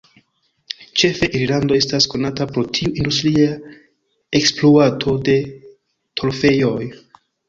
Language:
Esperanto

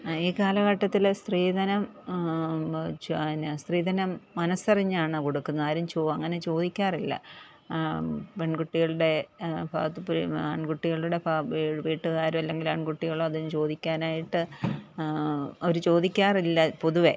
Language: Malayalam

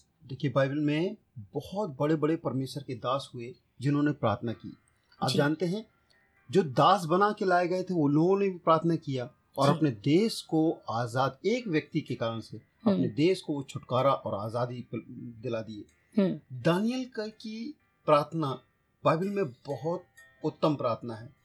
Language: Hindi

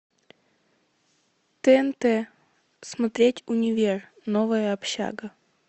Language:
Russian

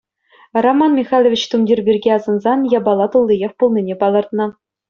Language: Chuvash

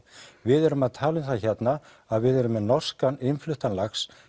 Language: Icelandic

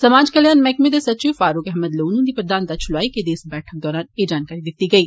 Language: Dogri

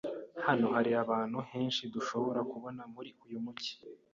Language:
Kinyarwanda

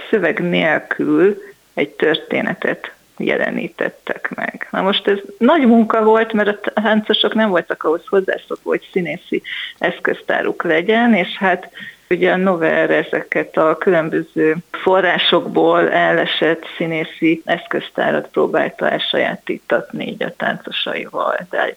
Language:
Hungarian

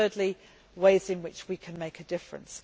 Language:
English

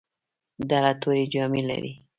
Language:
Pashto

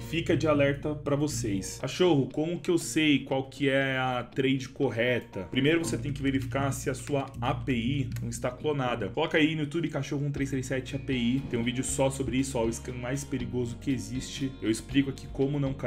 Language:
Portuguese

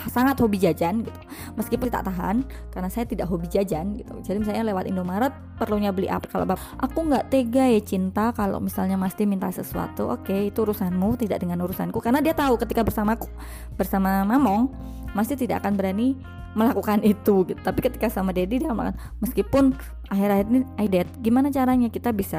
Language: Indonesian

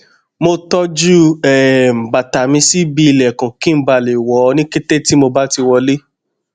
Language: Yoruba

